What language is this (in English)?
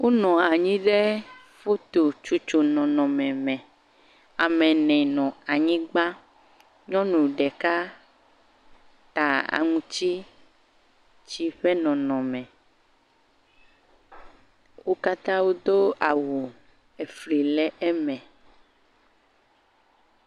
Ewe